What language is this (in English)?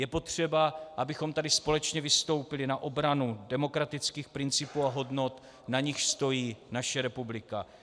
Czech